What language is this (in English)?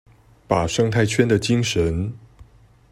Chinese